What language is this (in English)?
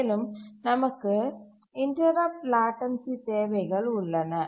Tamil